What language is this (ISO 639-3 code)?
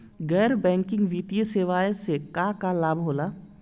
bho